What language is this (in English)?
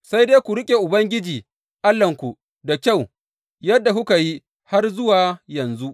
Hausa